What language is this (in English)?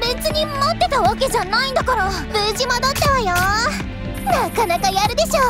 Japanese